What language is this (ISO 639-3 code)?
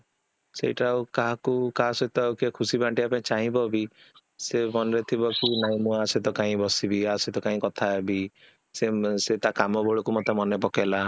ori